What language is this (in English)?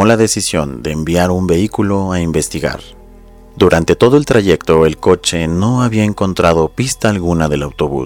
Spanish